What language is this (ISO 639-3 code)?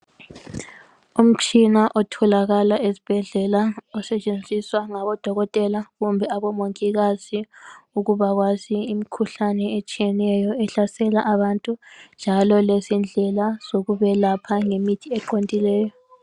nde